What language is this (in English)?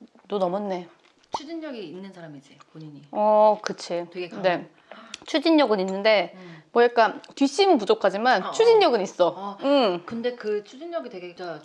Korean